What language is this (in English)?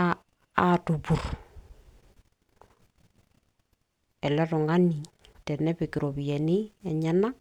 Masai